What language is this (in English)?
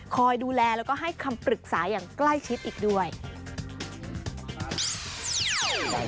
Thai